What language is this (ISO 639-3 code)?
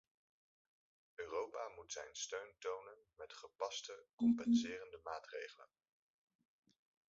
nld